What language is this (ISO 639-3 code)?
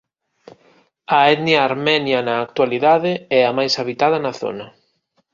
glg